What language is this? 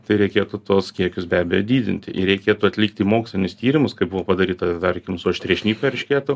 Lithuanian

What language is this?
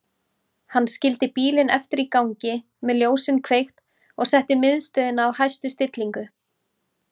Icelandic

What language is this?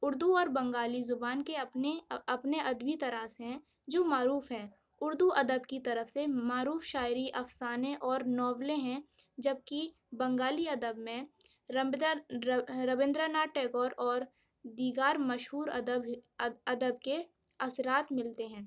Urdu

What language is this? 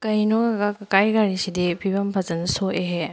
Manipuri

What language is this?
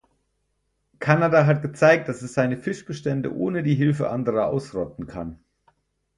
German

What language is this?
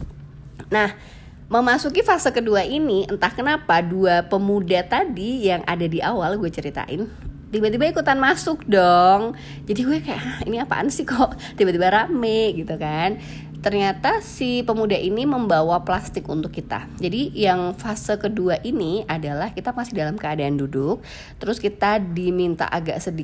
Indonesian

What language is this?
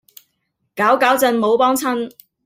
Cantonese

